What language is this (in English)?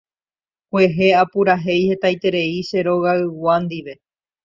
Guarani